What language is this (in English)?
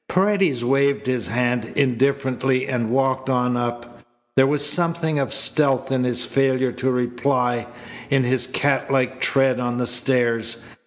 English